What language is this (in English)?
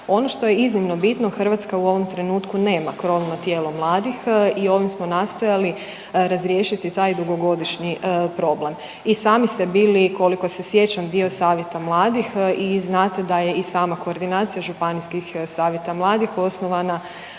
Croatian